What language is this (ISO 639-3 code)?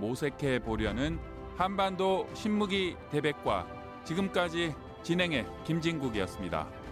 kor